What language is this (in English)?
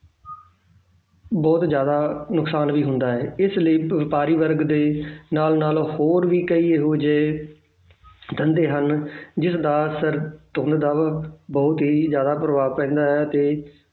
Punjabi